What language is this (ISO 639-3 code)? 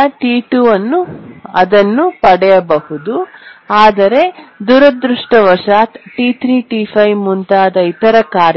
kan